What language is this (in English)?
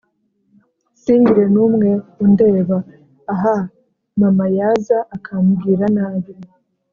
Kinyarwanda